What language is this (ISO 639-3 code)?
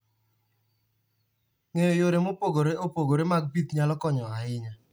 luo